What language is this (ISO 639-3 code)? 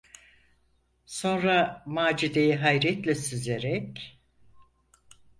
tur